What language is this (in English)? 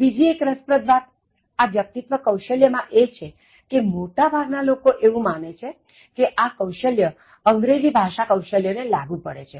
Gujarati